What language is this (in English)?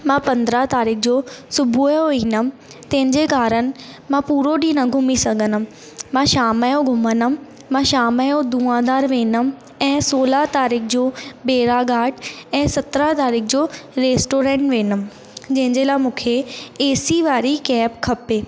Sindhi